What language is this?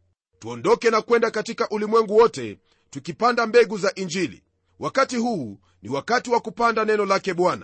Swahili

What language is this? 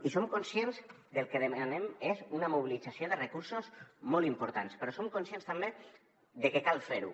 Catalan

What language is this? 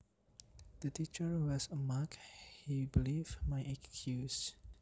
Javanese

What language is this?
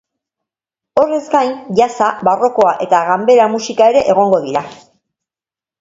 Basque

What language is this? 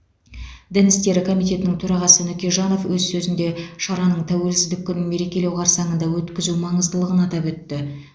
Kazakh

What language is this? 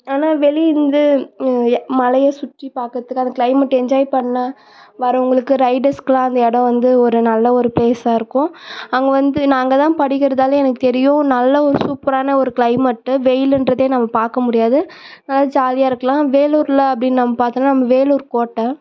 Tamil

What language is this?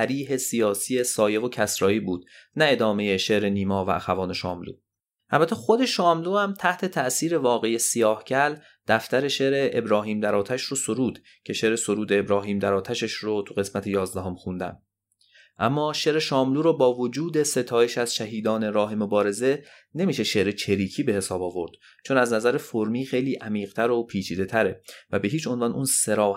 Persian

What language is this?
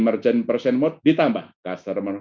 Indonesian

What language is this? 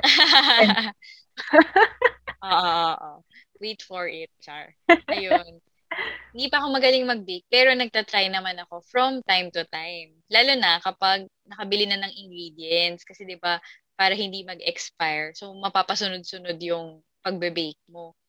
Filipino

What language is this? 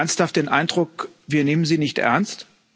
German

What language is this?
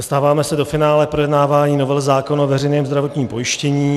Czech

